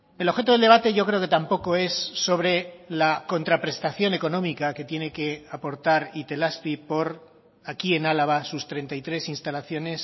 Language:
Spanish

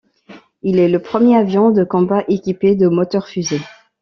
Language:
French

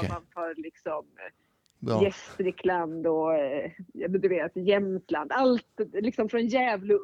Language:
Swedish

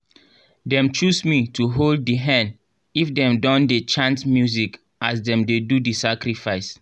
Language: Nigerian Pidgin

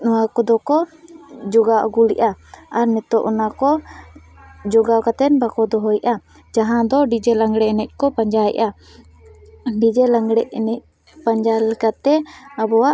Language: Santali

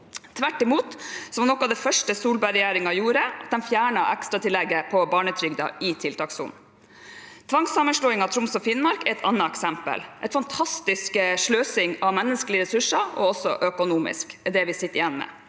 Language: Norwegian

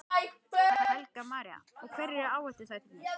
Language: Icelandic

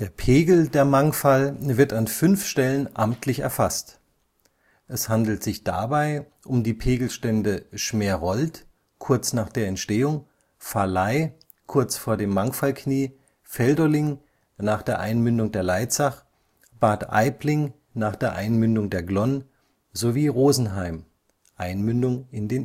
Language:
German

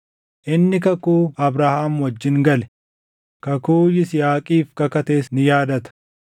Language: Oromo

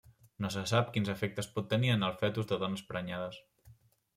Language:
Catalan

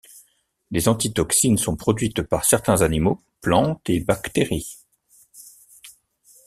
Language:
French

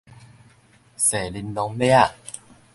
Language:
Min Nan Chinese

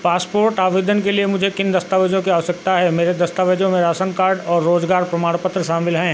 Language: Hindi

